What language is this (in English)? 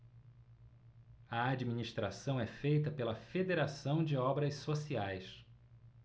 Portuguese